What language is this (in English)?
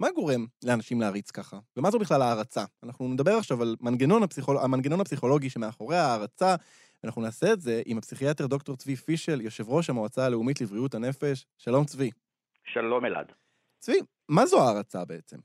Hebrew